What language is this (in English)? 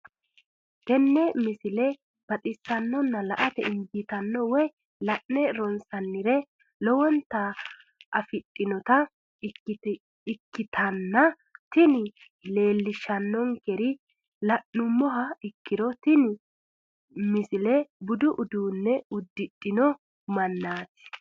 Sidamo